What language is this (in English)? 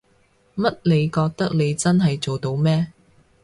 Cantonese